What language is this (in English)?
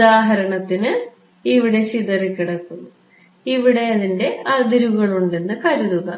Malayalam